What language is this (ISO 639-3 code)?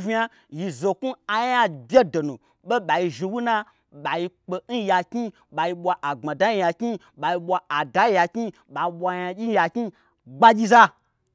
gbr